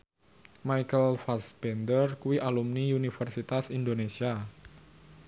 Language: Javanese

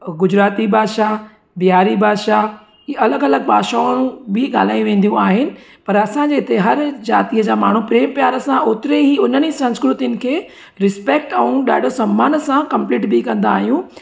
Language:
Sindhi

